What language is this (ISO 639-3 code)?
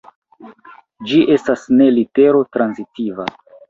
epo